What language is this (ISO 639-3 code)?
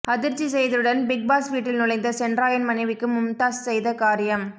tam